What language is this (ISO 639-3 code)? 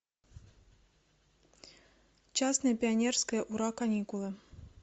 rus